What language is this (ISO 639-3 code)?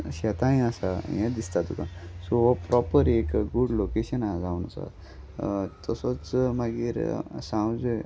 kok